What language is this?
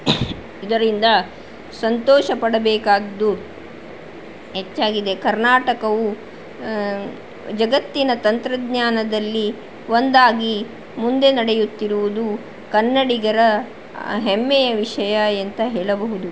Kannada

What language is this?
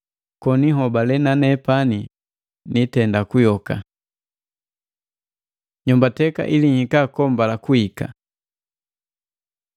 Matengo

